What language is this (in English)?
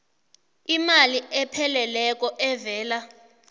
South Ndebele